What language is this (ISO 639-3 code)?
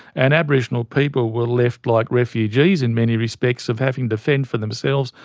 eng